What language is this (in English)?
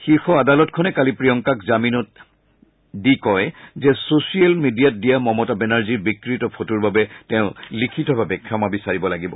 Assamese